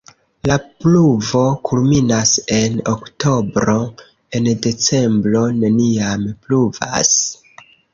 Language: Esperanto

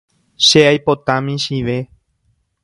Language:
Guarani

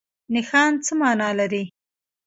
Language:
Pashto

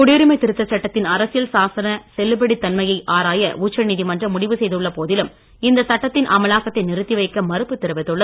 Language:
Tamil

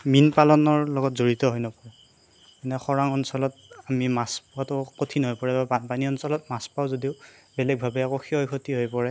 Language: Assamese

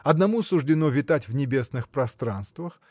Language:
Russian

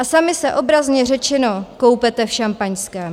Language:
Czech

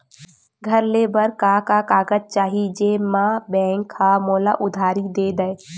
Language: Chhattisgarhi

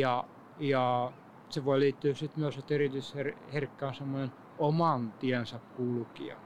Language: Finnish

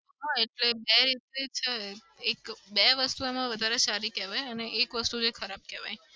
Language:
Gujarati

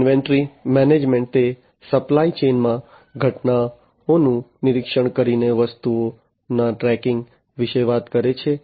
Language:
Gujarati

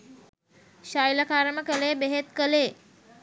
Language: Sinhala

